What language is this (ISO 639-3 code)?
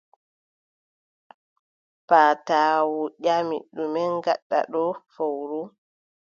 fub